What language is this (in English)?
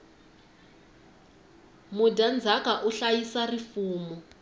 Tsonga